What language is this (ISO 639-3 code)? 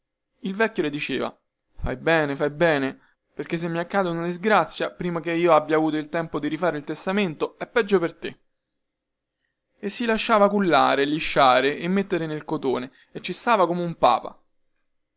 ita